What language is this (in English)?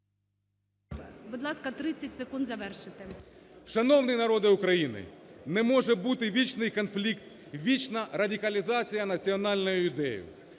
Ukrainian